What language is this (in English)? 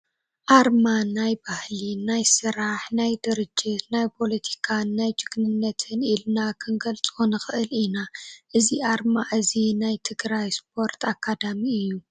Tigrinya